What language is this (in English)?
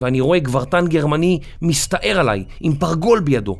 Hebrew